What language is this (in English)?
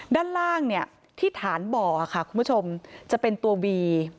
Thai